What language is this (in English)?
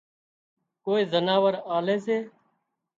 Wadiyara Koli